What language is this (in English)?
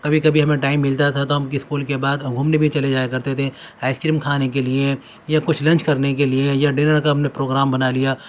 Urdu